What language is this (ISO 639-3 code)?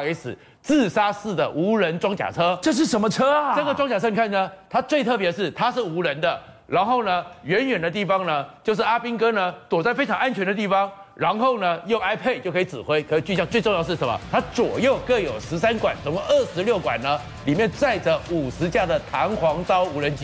zho